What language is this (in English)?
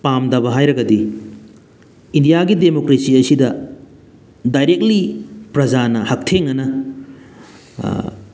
Manipuri